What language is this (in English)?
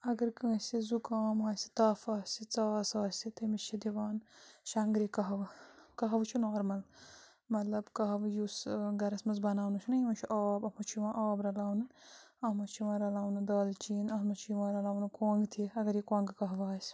Kashmiri